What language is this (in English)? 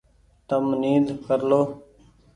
Goaria